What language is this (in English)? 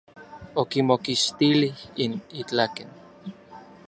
Orizaba Nahuatl